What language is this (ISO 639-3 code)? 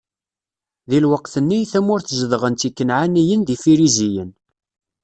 kab